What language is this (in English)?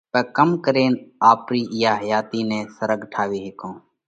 Parkari Koli